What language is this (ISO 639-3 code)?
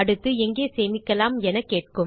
tam